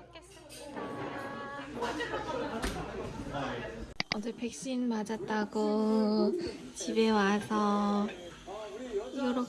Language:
Korean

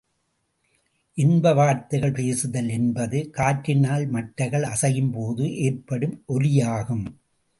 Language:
Tamil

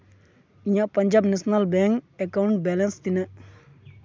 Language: Santali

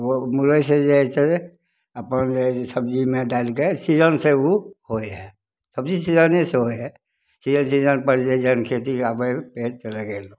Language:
Maithili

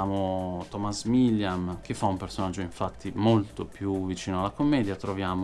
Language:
Italian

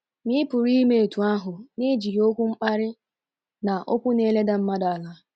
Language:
Igbo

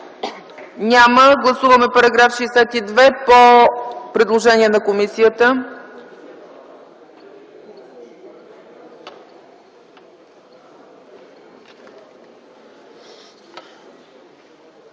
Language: Bulgarian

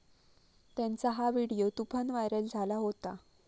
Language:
Marathi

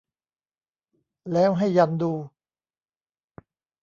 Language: Thai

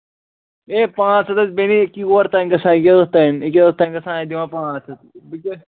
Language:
Kashmiri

